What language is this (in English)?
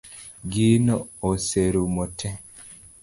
Luo (Kenya and Tanzania)